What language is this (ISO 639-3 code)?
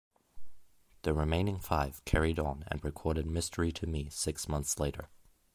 eng